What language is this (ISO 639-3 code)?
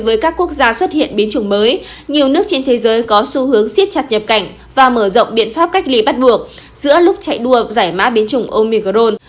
vie